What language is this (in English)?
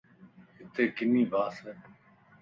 Lasi